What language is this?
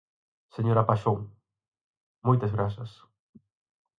Galician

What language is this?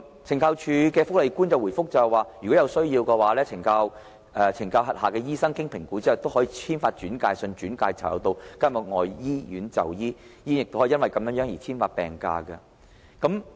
Cantonese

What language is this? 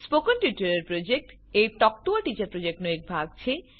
Gujarati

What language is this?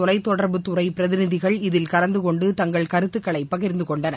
Tamil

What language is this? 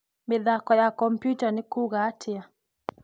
Kikuyu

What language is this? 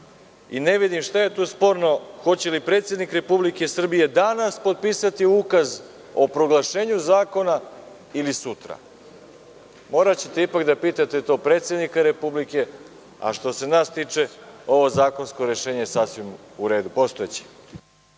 Serbian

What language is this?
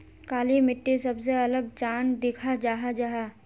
Magahi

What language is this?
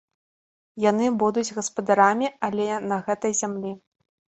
Belarusian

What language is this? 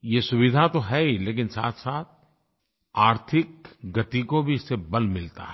Hindi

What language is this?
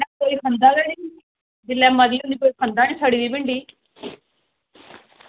Dogri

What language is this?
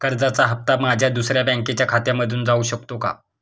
Marathi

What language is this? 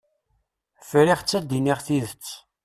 Kabyle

